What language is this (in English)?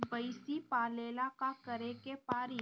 Bhojpuri